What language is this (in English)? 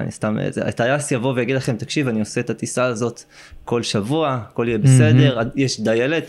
Hebrew